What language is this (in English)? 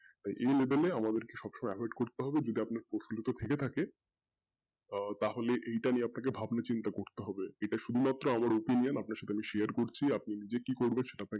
Bangla